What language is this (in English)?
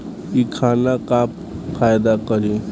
Bhojpuri